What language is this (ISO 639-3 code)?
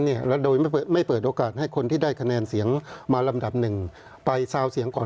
tha